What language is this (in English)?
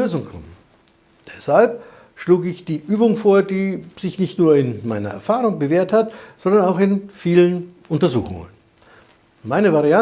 German